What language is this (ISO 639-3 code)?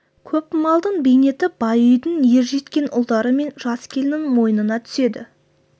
kaz